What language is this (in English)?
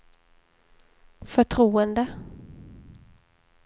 Swedish